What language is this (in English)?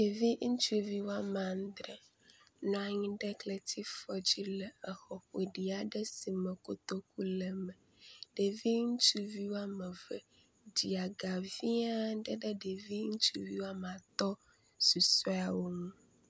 Ewe